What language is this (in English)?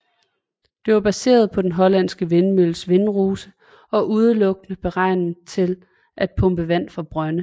Danish